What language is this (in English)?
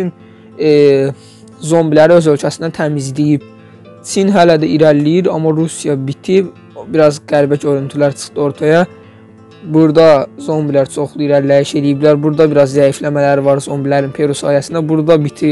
Turkish